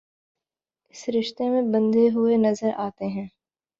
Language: Urdu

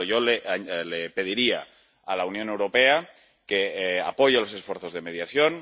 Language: Spanish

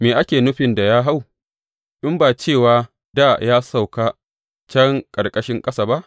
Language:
Hausa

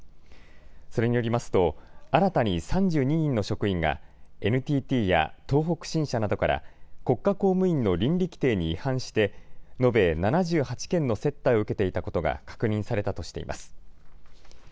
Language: Japanese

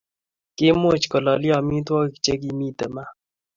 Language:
Kalenjin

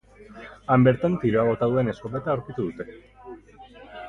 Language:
Basque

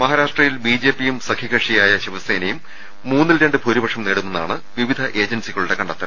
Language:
Malayalam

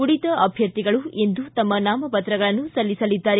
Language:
Kannada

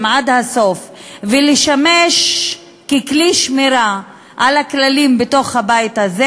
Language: Hebrew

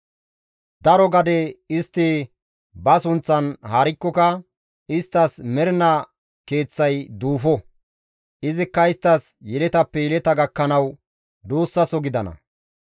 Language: Gamo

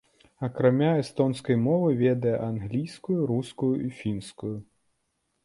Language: Belarusian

